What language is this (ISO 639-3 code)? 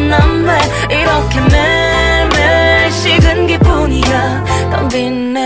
kor